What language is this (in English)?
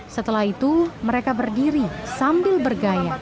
Indonesian